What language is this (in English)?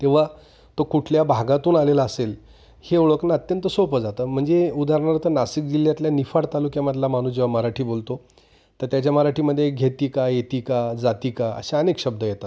Marathi